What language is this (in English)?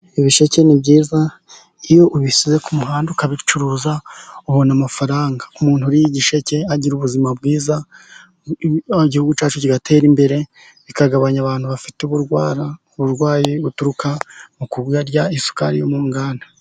Kinyarwanda